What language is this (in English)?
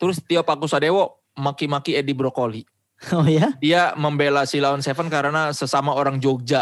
Indonesian